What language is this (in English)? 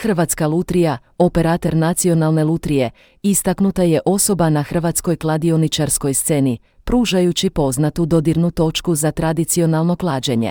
Croatian